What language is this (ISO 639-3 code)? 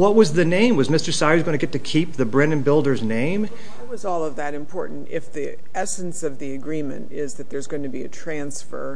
eng